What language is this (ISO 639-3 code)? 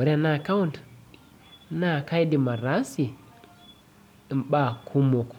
mas